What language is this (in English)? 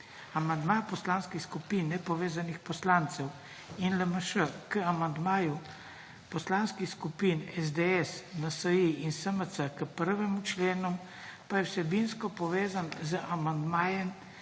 Slovenian